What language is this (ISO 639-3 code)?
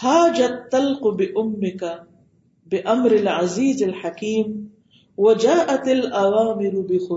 urd